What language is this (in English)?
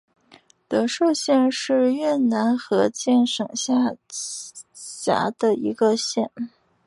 Chinese